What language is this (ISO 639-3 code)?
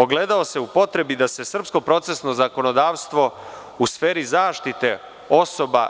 srp